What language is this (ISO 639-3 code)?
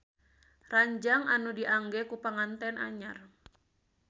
sun